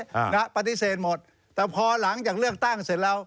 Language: Thai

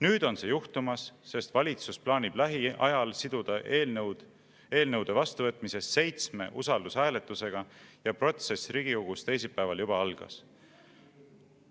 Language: Estonian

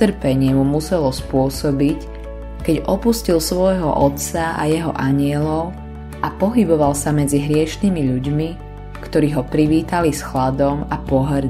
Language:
Slovak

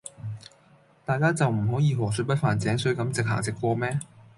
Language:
Cantonese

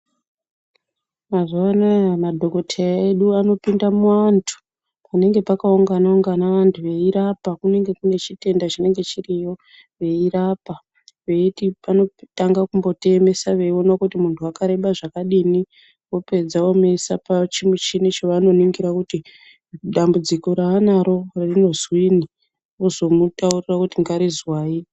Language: Ndau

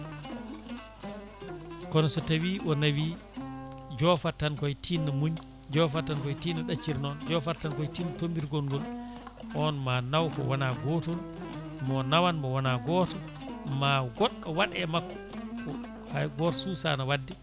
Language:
Fula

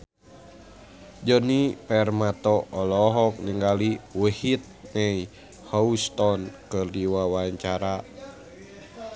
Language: Sundanese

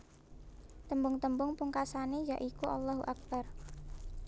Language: Javanese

